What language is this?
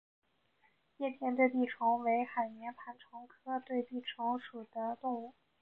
Chinese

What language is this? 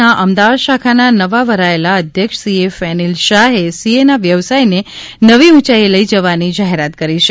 Gujarati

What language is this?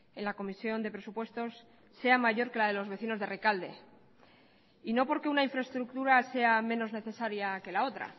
Spanish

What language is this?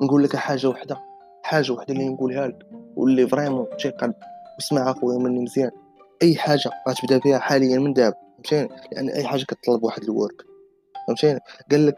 Arabic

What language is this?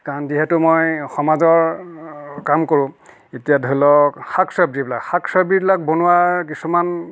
Assamese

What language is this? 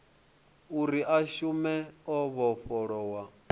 Venda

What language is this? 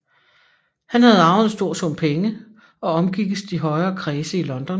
Danish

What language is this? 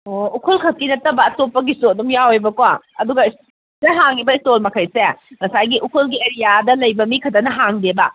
Manipuri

